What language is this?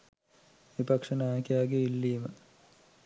Sinhala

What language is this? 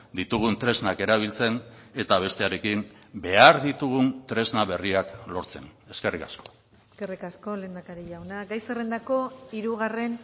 Basque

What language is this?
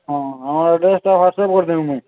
Odia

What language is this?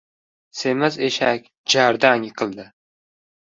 Uzbek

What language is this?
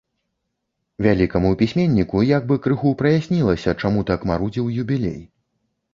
Belarusian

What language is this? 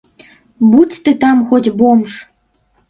Belarusian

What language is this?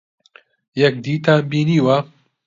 Central Kurdish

